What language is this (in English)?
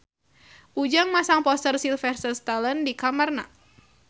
Sundanese